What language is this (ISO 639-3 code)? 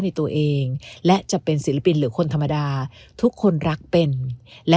tha